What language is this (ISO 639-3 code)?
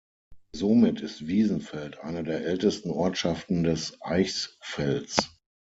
deu